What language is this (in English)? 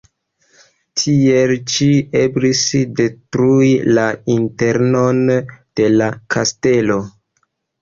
Esperanto